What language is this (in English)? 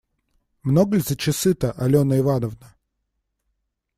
Russian